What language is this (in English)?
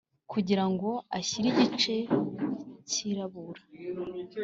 Kinyarwanda